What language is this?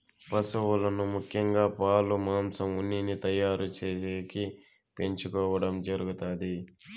Telugu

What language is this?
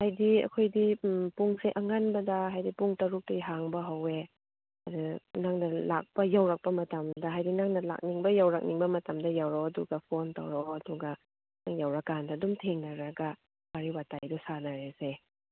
Manipuri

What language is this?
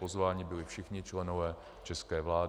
Czech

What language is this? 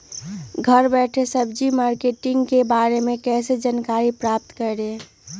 Magahi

